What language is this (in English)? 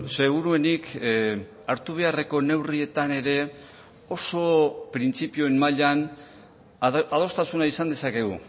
Basque